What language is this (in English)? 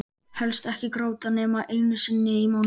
Icelandic